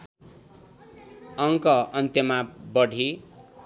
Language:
Nepali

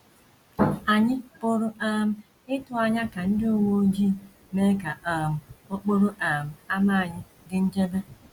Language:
Igbo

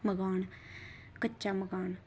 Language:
Dogri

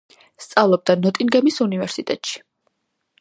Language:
Georgian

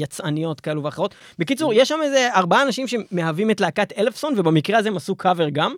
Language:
Hebrew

